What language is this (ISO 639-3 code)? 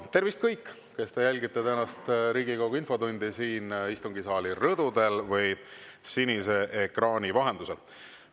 est